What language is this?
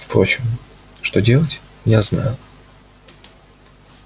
Russian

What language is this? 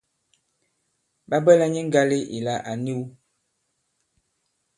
Bankon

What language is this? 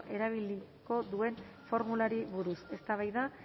Basque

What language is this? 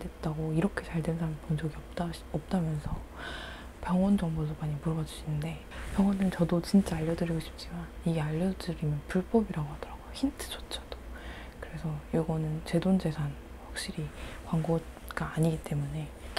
Korean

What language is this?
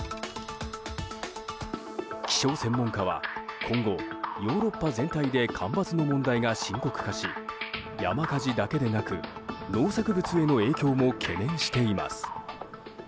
Japanese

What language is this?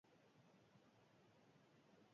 Basque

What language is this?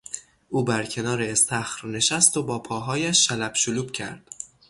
Persian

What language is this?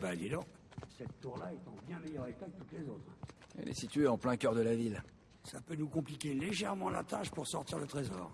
French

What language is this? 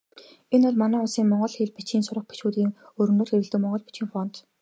Mongolian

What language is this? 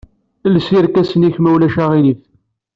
Kabyle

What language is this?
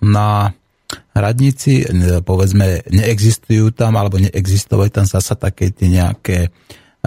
Slovak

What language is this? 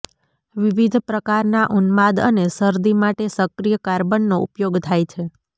Gujarati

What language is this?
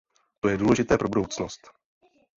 Czech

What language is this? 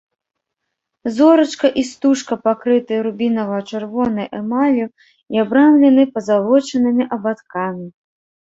Belarusian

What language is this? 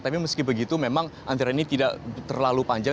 Indonesian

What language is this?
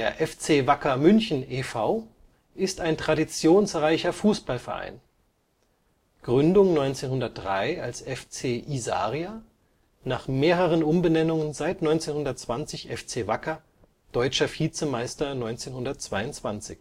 German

